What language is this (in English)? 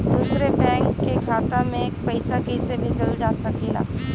Bhojpuri